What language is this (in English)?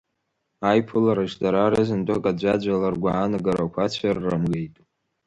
Abkhazian